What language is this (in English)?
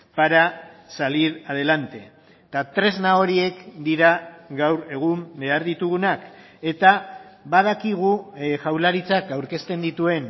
Basque